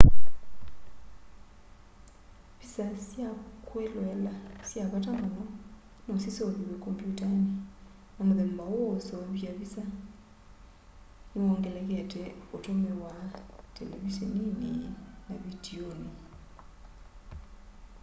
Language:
Kamba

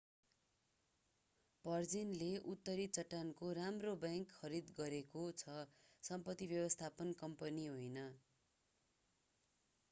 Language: Nepali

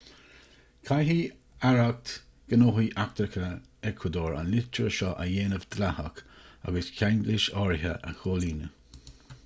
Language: Irish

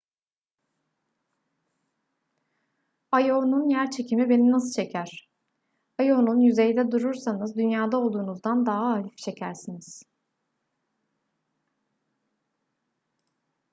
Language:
Turkish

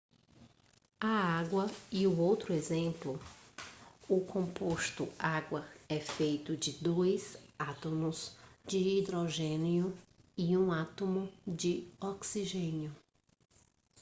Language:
Portuguese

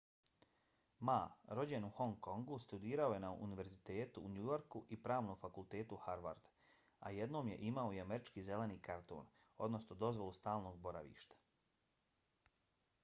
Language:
Bosnian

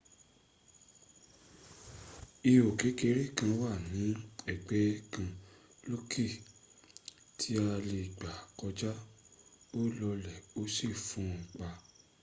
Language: Yoruba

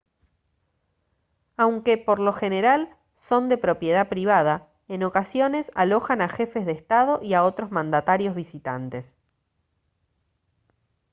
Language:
Spanish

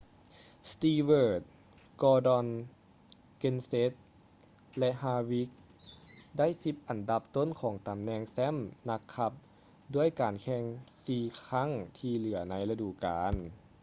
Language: Lao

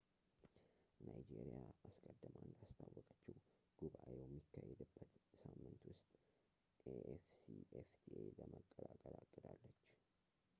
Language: Amharic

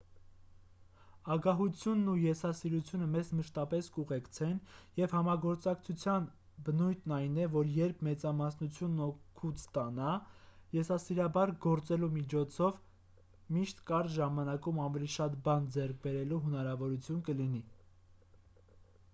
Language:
Armenian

